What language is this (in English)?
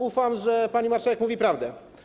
Polish